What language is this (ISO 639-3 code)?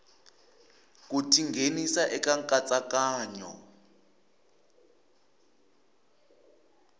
tso